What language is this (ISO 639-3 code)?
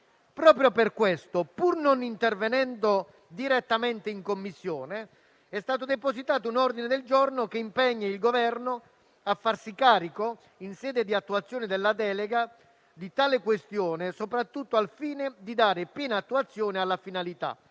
ita